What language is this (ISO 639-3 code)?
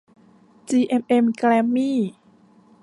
tha